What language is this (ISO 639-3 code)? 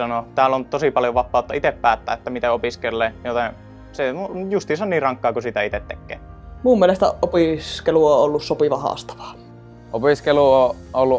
fin